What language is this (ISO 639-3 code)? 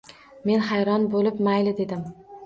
uzb